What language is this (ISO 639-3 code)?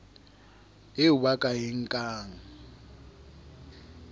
sot